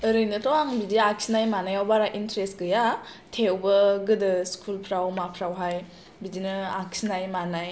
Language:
Bodo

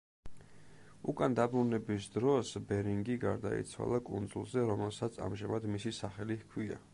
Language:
Georgian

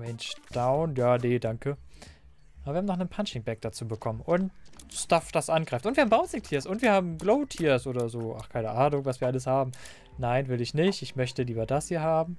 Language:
German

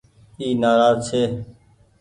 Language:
Goaria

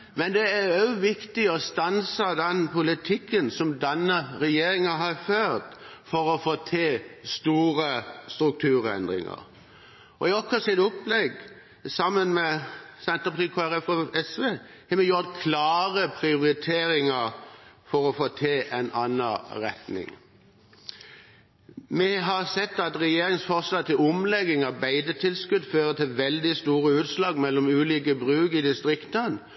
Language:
Norwegian Bokmål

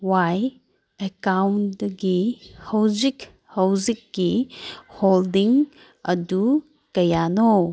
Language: Manipuri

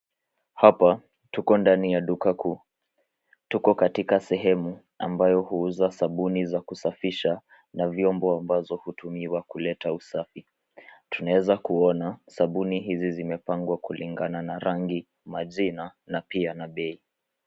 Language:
Swahili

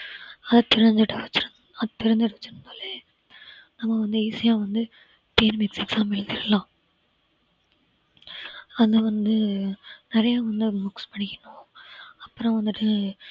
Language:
Tamil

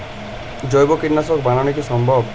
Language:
Bangla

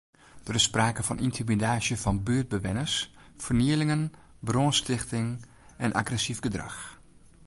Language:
Western Frisian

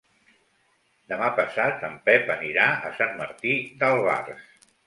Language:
Catalan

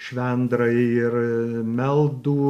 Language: Lithuanian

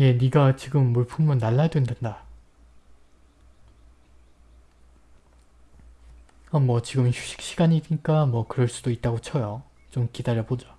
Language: Korean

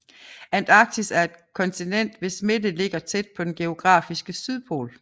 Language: Danish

